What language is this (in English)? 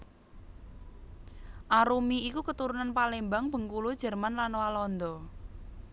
Javanese